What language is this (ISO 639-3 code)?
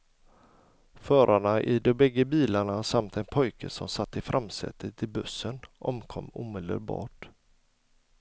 swe